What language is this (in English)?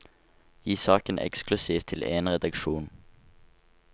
Norwegian